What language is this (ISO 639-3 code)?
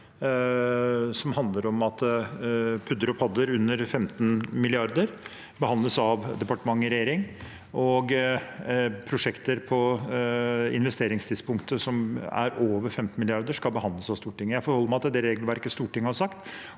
nor